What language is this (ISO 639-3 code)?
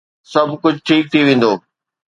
snd